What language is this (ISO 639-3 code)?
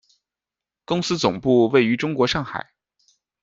zho